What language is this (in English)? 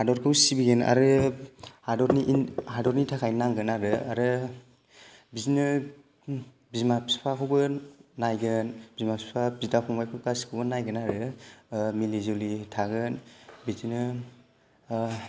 Bodo